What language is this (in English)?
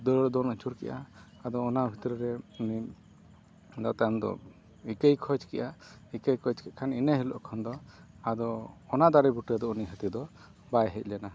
Santali